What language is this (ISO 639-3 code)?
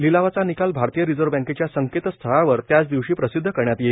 mar